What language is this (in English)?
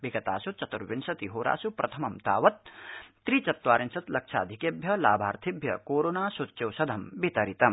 Sanskrit